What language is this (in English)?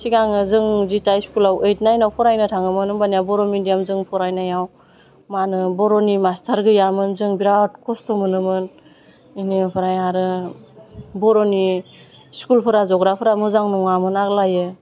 Bodo